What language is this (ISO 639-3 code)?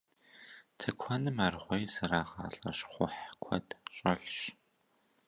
kbd